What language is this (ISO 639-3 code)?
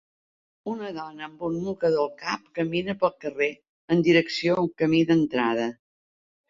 cat